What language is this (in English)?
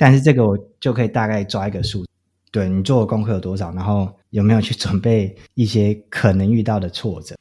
Chinese